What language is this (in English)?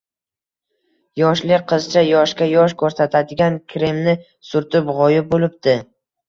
Uzbek